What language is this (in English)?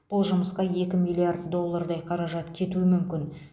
Kazakh